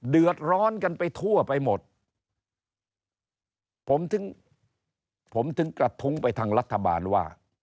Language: Thai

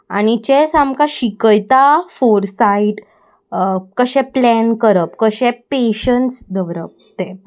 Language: Konkani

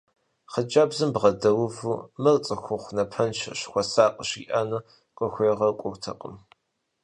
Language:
Kabardian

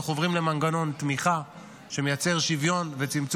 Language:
Hebrew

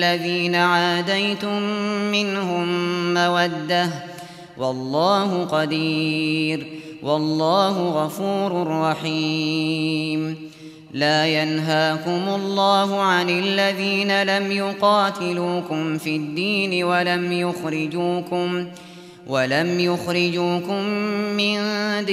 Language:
Arabic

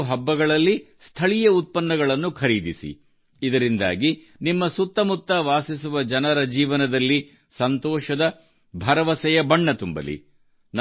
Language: Kannada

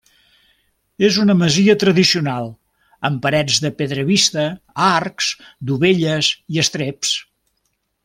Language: Catalan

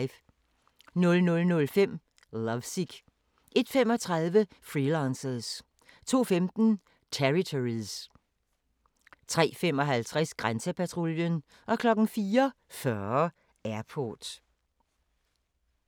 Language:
Danish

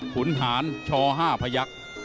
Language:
Thai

